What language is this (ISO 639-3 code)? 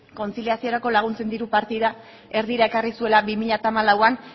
eus